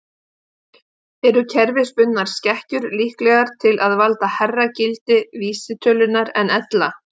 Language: Icelandic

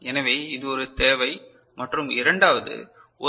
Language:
Tamil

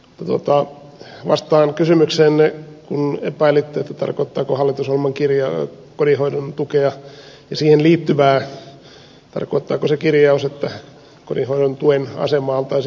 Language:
Finnish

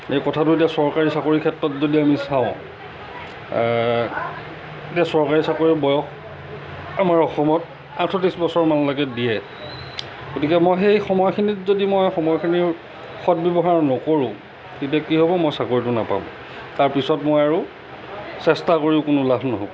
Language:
Assamese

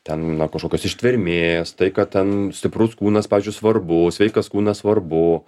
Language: Lithuanian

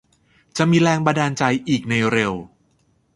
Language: Thai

